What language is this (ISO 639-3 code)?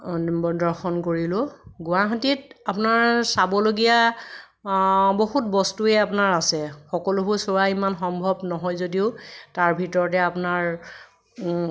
asm